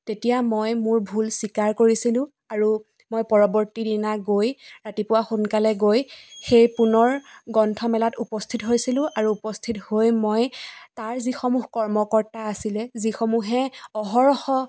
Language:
Assamese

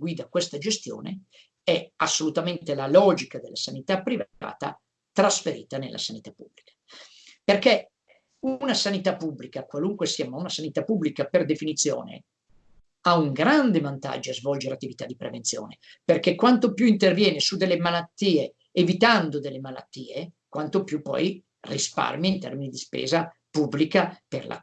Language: Italian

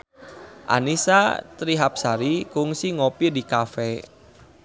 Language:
Sundanese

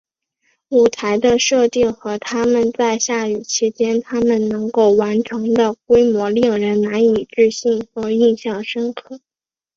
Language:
Chinese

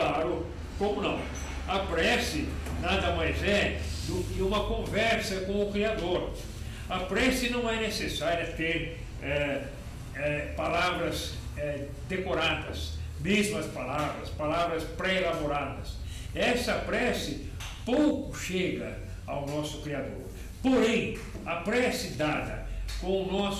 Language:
Portuguese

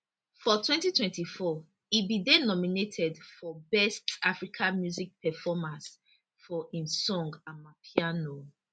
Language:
Nigerian Pidgin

